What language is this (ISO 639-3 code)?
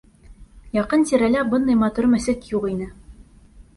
bak